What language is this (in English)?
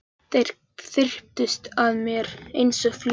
Icelandic